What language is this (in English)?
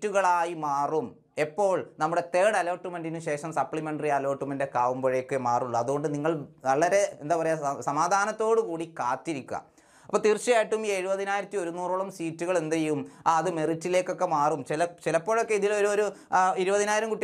Malayalam